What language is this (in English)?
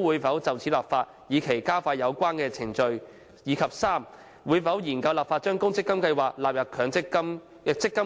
Cantonese